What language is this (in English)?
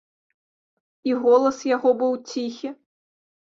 Belarusian